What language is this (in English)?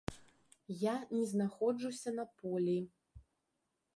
Belarusian